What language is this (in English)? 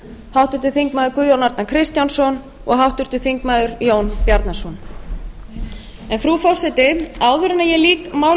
Icelandic